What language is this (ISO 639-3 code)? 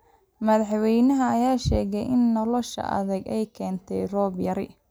som